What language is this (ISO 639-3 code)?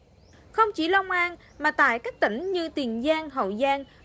vie